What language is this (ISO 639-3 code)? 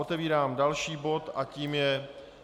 ces